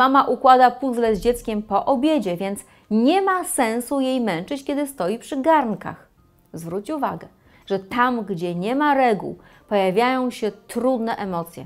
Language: Polish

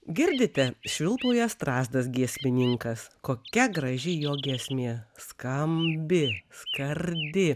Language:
Lithuanian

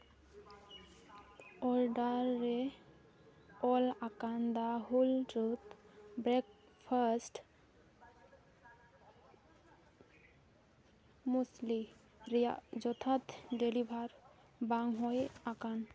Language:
Santali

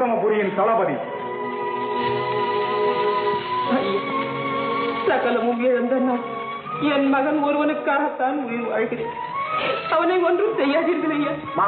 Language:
Arabic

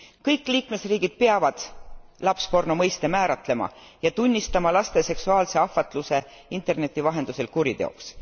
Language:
Estonian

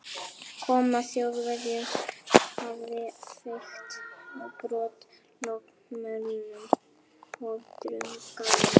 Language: Icelandic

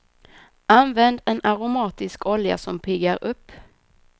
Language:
Swedish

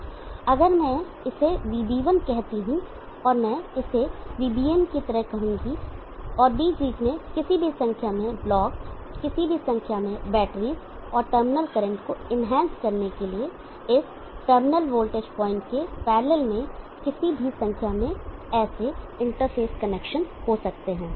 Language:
Hindi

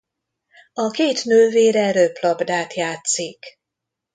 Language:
Hungarian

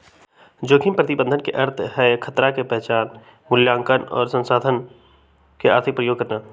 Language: Magahi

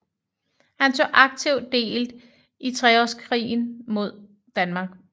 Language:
Danish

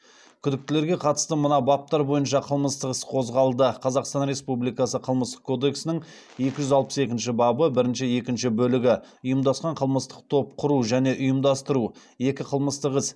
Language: Kazakh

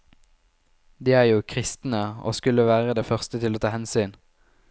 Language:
Norwegian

